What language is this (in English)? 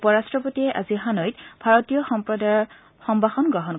Assamese